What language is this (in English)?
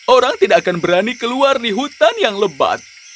Indonesian